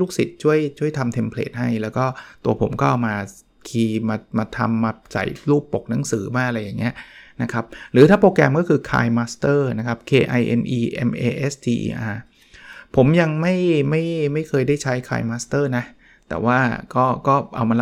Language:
Thai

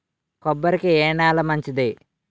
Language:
Telugu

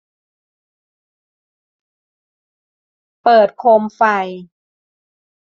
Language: Thai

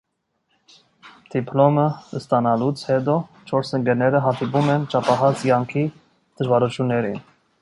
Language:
Armenian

